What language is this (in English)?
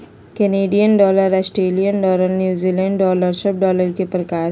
Magahi